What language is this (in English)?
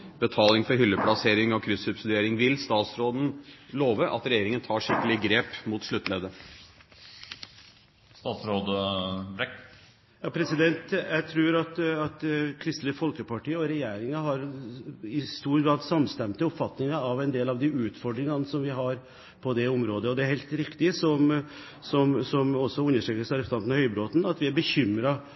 Norwegian Bokmål